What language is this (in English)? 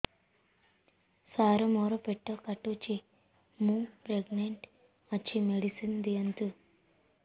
Odia